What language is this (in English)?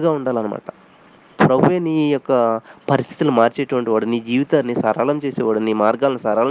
Telugu